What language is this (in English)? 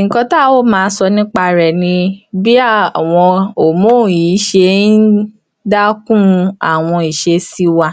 Yoruba